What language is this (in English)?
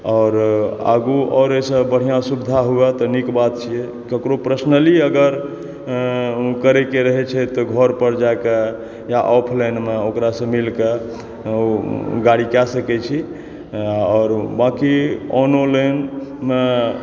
Maithili